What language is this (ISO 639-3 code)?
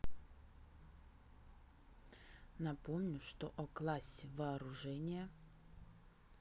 rus